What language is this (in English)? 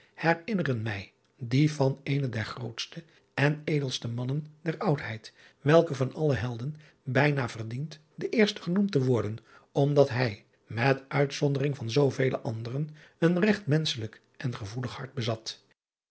Dutch